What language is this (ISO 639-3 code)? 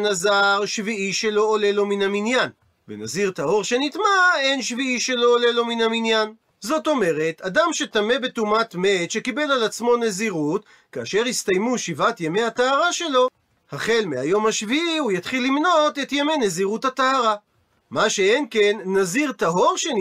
heb